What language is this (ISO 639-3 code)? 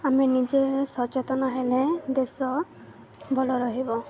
ori